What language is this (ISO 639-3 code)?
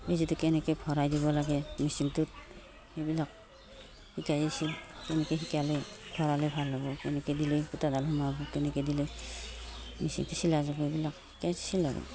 asm